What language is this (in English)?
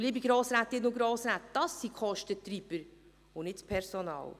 Swiss German